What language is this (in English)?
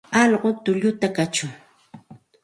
Santa Ana de Tusi Pasco Quechua